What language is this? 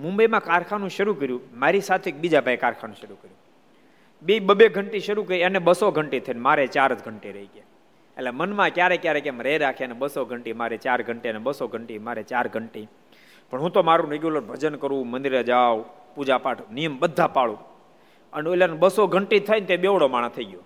Gujarati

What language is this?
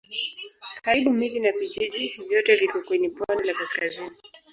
Swahili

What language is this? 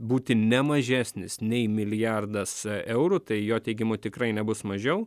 Lithuanian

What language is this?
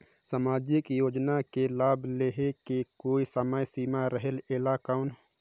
Chhattisgarhi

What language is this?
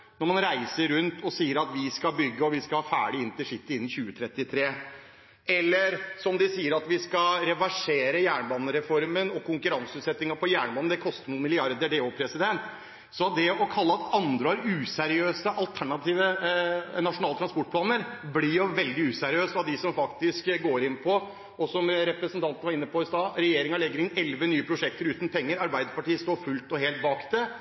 Norwegian Bokmål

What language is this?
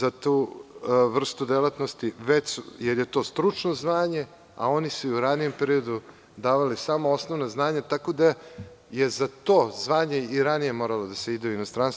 Serbian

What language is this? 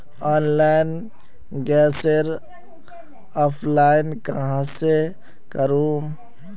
Magahi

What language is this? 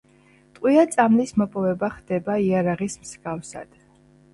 Georgian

